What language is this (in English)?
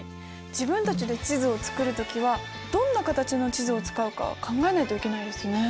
Japanese